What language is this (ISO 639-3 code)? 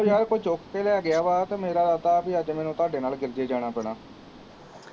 pan